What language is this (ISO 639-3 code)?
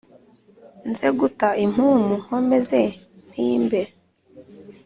kin